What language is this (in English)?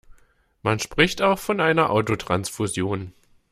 German